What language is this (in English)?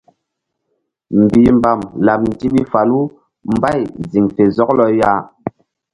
Mbum